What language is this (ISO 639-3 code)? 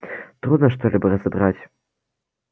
rus